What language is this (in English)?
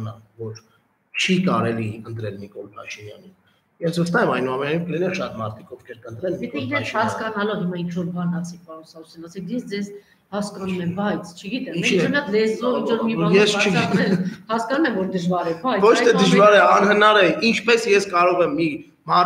Turkish